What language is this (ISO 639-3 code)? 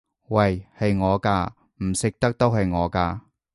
yue